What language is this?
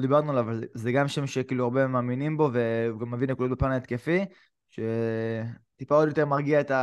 Hebrew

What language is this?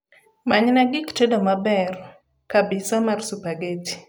Luo (Kenya and Tanzania)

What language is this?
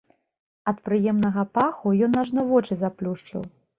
Belarusian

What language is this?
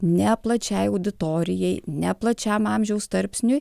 Lithuanian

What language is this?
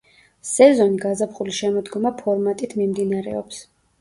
Georgian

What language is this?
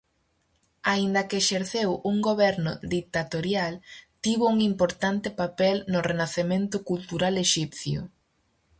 Galician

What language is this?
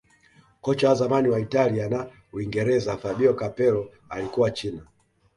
Swahili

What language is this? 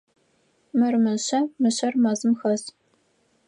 Adyghe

